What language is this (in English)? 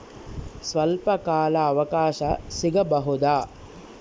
Kannada